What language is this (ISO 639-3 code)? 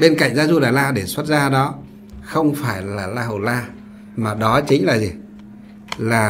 vie